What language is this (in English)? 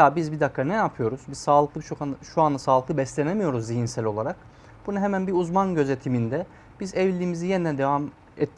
Turkish